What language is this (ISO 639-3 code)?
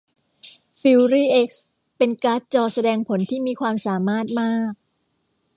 tha